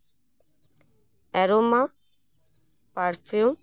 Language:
Santali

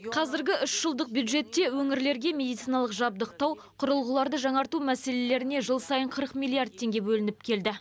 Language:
Kazakh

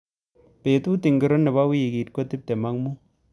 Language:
Kalenjin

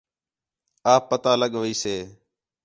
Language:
Khetrani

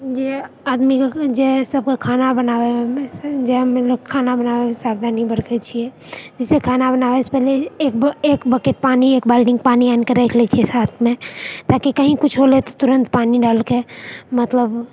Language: Maithili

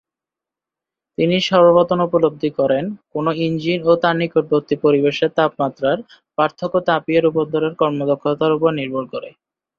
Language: Bangla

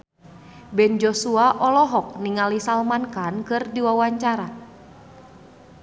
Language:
Sundanese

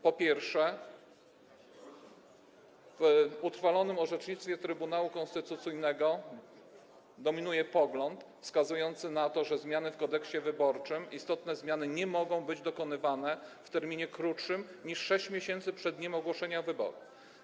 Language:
Polish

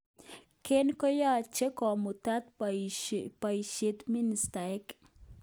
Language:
Kalenjin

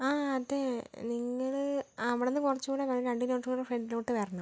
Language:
Malayalam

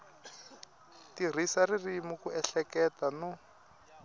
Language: Tsonga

